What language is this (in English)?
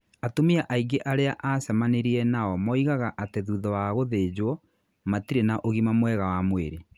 Kikuyu